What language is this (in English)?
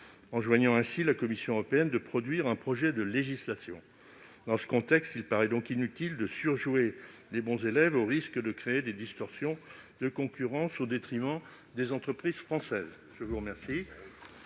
French